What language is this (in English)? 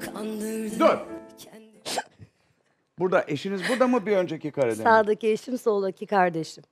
Turkish